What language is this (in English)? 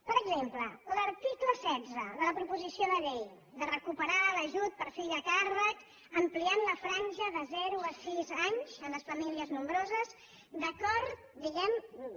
Catalan